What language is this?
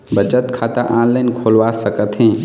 Chhattisgarhi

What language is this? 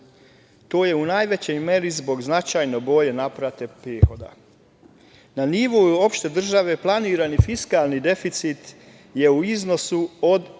Serbian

